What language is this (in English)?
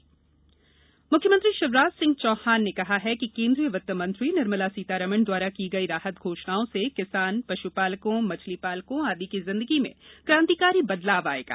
Hindi